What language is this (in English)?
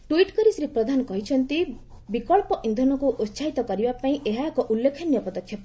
Odia